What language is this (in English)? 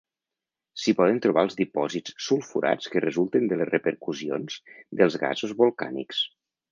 Catalan